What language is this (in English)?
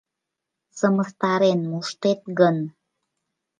Mari